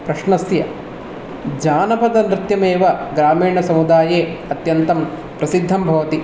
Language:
Sanskrit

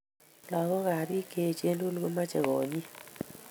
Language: Kalenjin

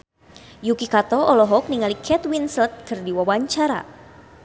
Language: Sundanese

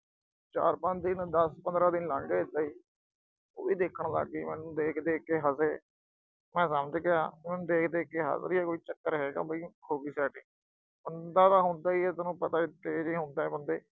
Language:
Punjabi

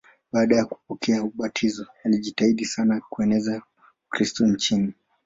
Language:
Swahili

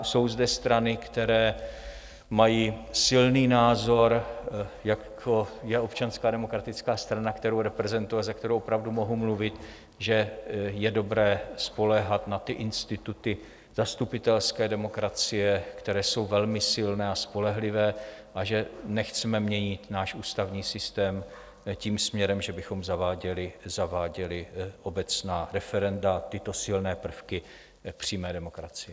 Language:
Czech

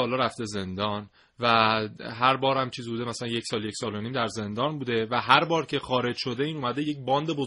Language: Persian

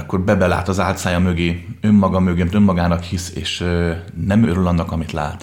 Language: Hungarian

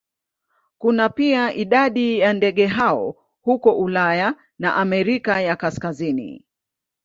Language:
Swahili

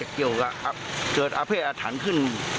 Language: Thai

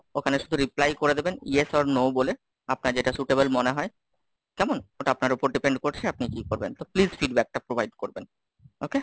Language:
Bangla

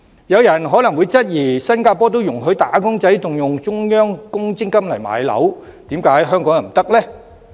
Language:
Cantonese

